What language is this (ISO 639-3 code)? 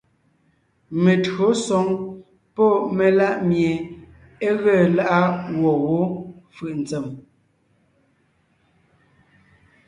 nnh